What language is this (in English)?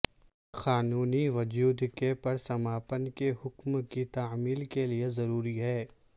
Urdu